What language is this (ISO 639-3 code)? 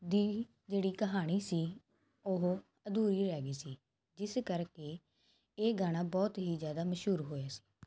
pan